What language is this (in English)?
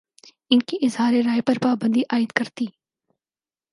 Urdu